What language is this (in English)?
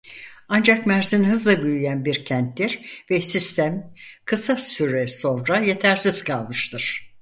Turkish